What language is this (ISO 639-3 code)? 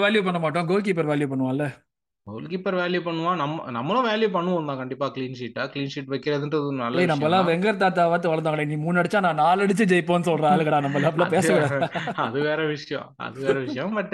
tam